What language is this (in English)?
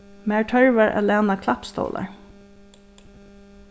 Faroese